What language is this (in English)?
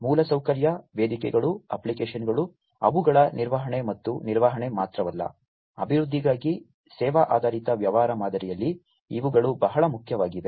Kannada